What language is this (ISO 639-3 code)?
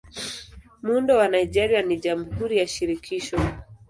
swa